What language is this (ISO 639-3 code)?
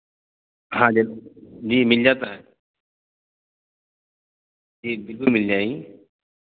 urd